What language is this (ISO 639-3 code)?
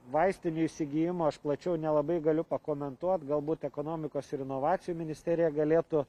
lit